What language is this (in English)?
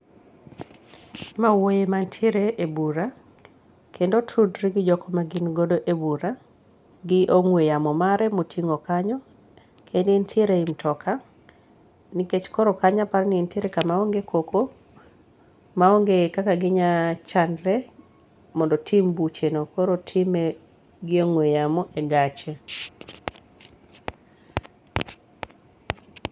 Luo (Kenya and Tanzania)